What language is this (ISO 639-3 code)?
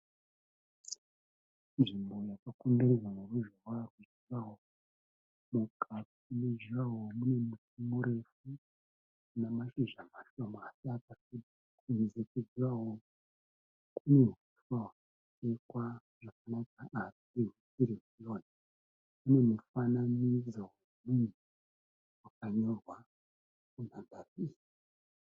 sna